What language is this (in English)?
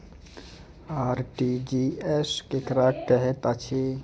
Maithili